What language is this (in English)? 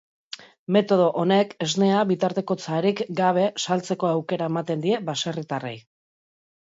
Basque